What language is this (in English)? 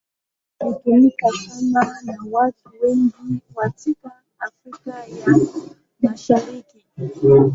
Swahili